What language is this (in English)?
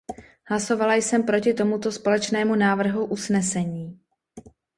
Czech